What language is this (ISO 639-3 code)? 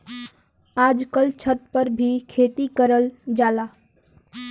bho